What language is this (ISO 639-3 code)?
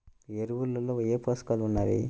tel